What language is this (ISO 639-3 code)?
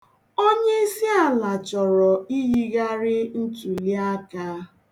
ibo